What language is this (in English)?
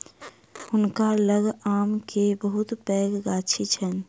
Maithili